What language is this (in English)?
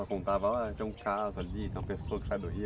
Portuguese